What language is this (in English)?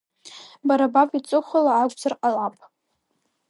Abkhazian